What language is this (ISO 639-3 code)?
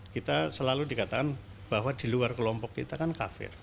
ind